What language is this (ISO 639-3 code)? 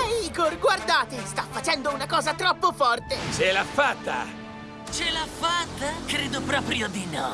ita